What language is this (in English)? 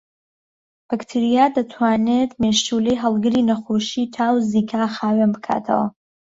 Central Kurdish